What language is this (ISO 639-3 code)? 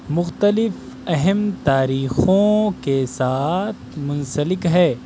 urd